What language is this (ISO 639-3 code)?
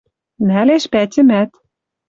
mrj